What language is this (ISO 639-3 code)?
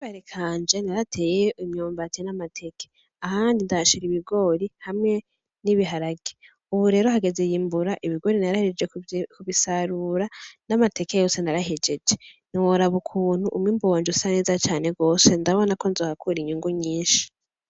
run